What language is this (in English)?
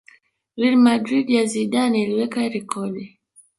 Swahili